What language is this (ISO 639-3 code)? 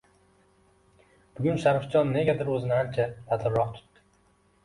uzb